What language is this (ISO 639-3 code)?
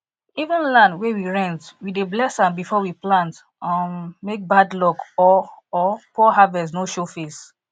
pcm